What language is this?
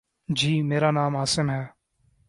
Urdu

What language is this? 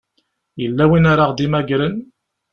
Kabyle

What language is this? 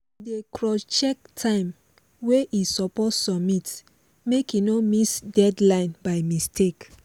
Nigerian Pidgin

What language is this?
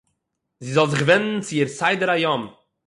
Yiddish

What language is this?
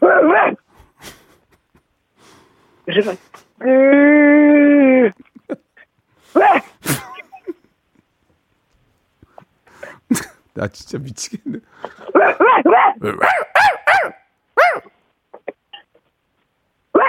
Korean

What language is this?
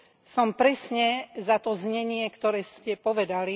Slovak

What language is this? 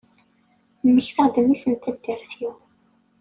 Kabyle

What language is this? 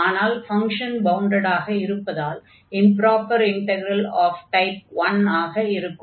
Tamil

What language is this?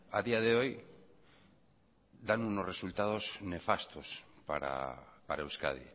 Spanish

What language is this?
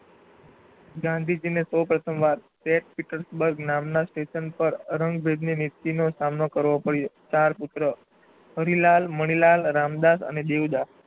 Gujarati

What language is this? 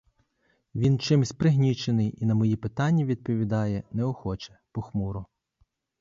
Ukrainian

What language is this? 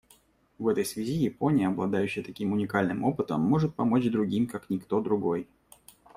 Russian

